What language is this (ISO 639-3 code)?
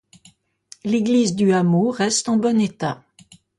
fra